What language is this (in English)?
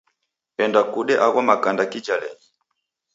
Taita